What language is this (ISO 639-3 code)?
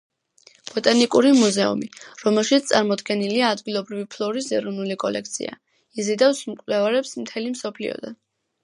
kat